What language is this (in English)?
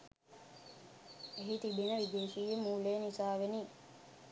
Sinhala